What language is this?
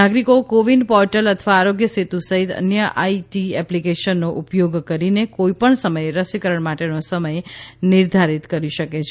Gujarati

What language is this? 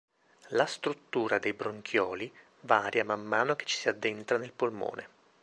Italian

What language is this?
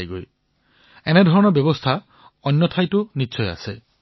Assamese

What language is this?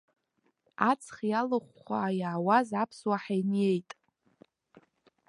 Abkhazian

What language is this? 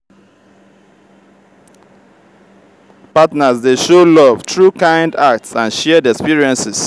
Nigerian Pidgin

